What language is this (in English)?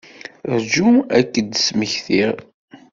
Kabyle